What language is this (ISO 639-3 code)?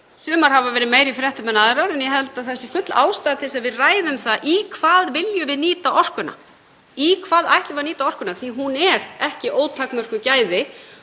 isl